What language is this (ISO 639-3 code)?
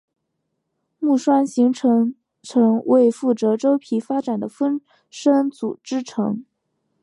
zho